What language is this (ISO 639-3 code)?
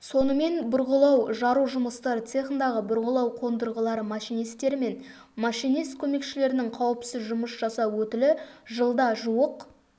kaz